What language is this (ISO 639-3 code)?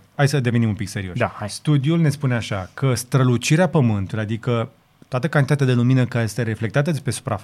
ron